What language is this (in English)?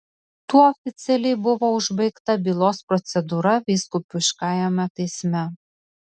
Lithuanian